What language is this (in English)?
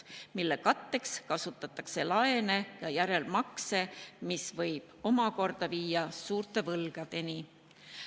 Estonian